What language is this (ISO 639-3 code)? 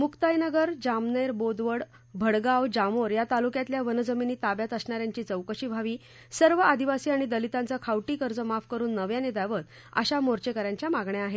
mar